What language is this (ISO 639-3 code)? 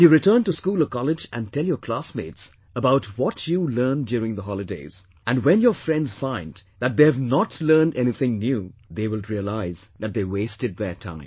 eng